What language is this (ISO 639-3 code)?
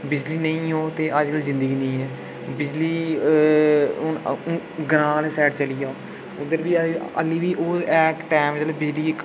doi